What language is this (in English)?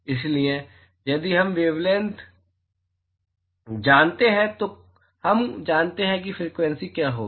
Hindi